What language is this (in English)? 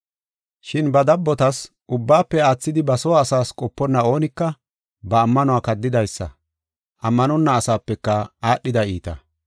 Gofa